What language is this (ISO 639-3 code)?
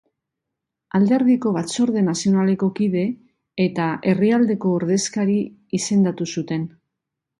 eus